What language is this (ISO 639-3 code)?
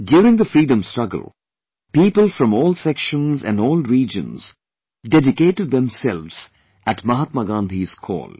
eng